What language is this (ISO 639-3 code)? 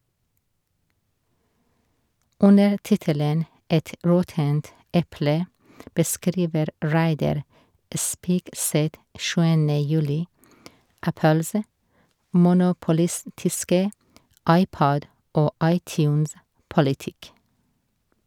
nor